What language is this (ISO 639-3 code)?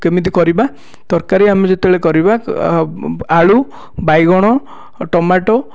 ori